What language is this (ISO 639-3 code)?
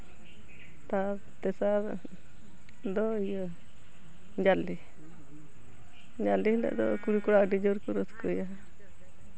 sat